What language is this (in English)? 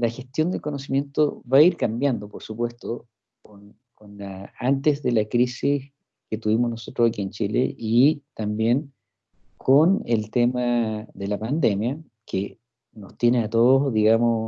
Spanish